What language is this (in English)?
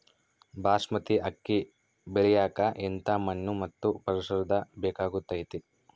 Kannada